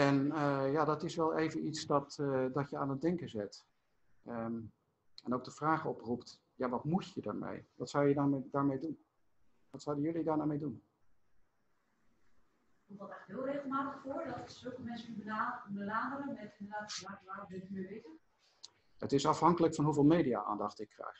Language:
Dutch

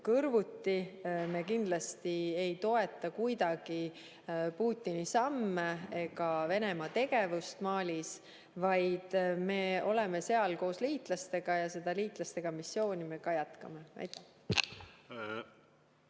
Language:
Estonian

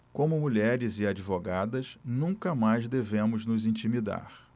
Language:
Portuguese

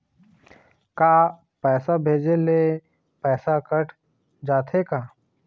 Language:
Chhattisgarhi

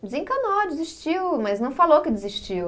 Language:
Portuguese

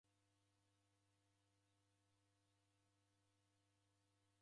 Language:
Taita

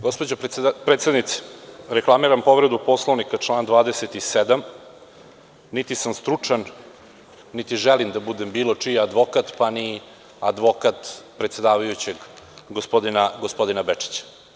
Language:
Serbian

